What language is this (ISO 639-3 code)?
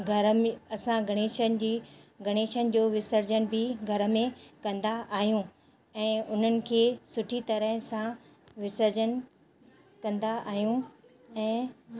snd